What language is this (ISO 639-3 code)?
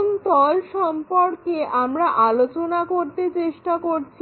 ben